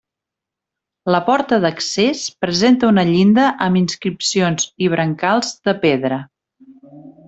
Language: Catalan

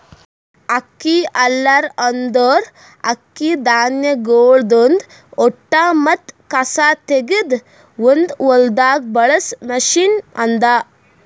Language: Kannada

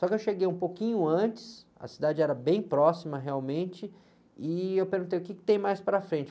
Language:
Portuguese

